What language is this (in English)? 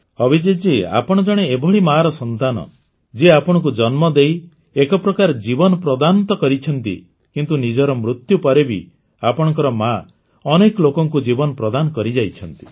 Odia